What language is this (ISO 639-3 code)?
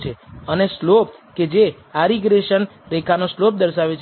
guj